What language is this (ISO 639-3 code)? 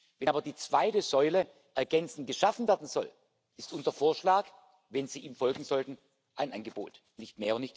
deu